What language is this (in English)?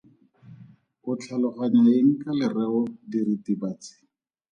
Tswana